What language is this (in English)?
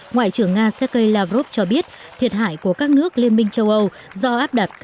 Vietnamese